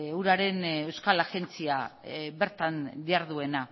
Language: Basque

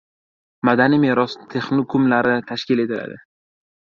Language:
Uzbek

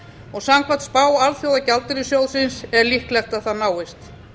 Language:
Icelandic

